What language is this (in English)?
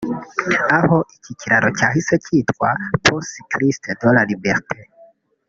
Kinyarwanda